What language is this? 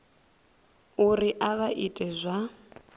Venda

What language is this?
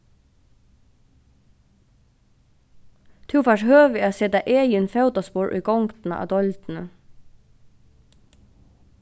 Faroese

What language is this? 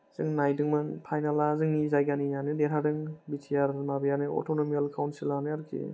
Bodo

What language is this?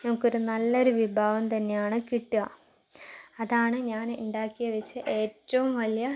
Malayalam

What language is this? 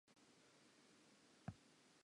Southern Sotho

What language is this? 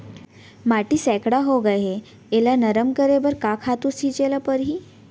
Chhattisgarhi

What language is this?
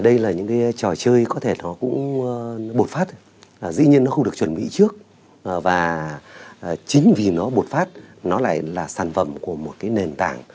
Vietnamese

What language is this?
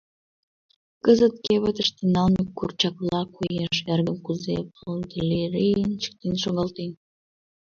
Mari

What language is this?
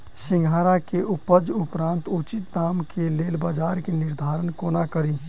Maithili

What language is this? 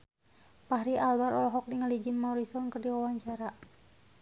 Sundanese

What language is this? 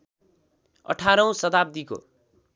Nepali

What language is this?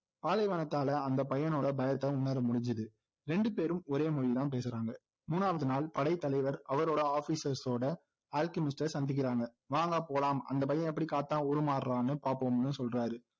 Tamil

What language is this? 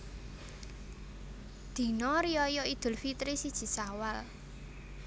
Javanese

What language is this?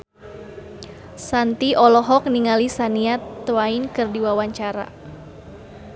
Sundanese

